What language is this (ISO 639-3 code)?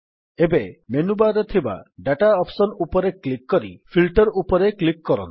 ori